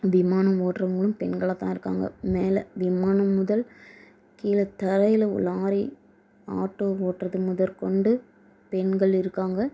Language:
Tamil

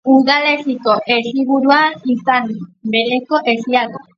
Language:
Basque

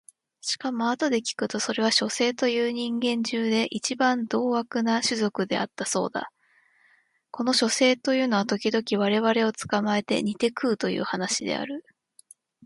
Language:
Japanese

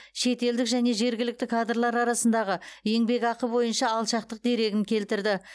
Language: Kazakh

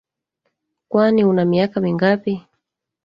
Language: Swahili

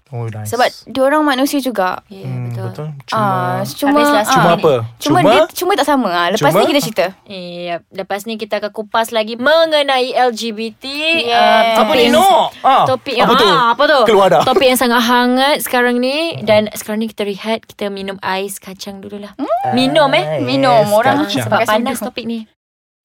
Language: Malay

